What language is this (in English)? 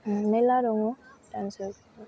Bodo